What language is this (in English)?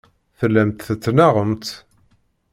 Kabyle